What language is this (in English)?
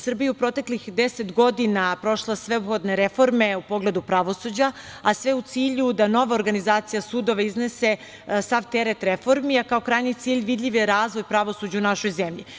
Serbian